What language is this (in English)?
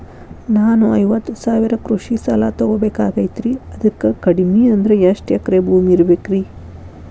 Kannada